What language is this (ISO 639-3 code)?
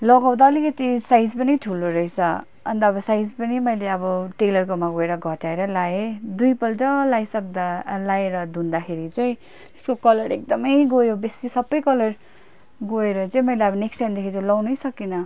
nep